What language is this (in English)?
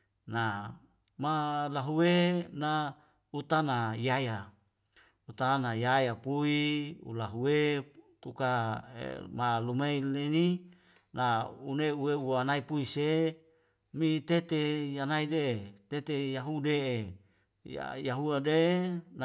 Wemale